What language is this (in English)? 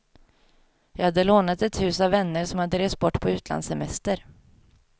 Swedish